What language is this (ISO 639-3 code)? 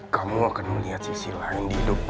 ind